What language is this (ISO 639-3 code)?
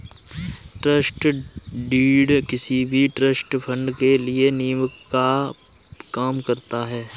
hin